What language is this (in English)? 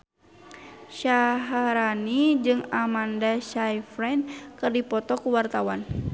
Sundanese